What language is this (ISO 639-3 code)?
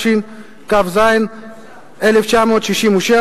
heb